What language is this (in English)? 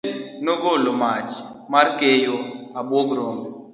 Luo (Kenya and Tanzania)